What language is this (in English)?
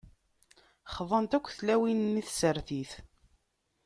Kabyle